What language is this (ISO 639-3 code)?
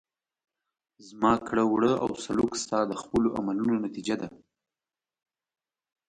pus